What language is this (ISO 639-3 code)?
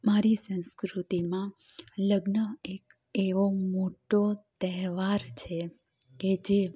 guj